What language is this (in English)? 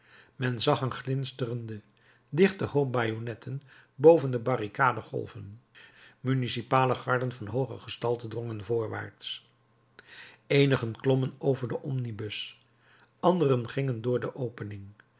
Dutch